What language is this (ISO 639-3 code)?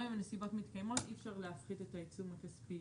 heb